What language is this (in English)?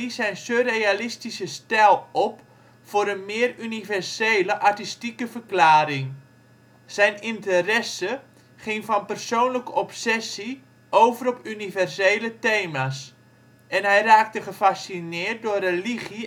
Dutch